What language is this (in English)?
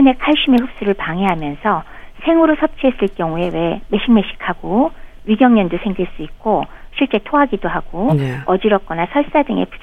Korean